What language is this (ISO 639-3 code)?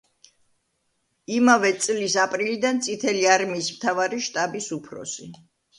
kat